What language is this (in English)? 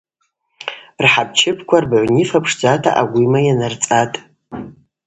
Abaza